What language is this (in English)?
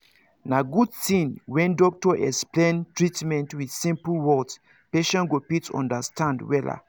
Nigerian Pidgin